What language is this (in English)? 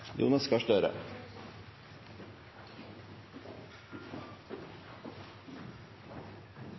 Norwegian Bokmål